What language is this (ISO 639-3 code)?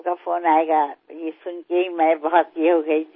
mar